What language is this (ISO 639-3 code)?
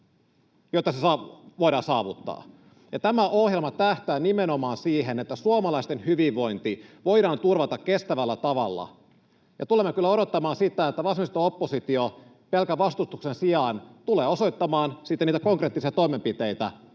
fin